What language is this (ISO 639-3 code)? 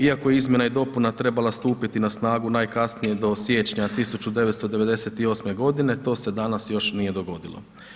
hrv